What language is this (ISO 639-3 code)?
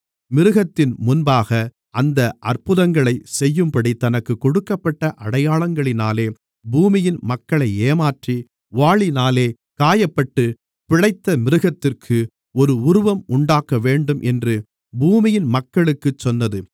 tam